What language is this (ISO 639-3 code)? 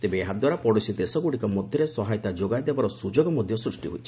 ori